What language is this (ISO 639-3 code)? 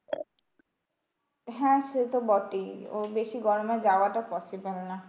ben